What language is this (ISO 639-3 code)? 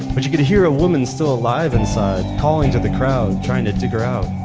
eng